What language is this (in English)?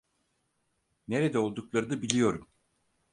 Turkish